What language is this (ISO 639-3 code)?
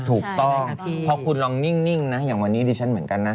tha